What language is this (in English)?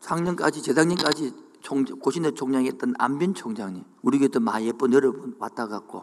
Korean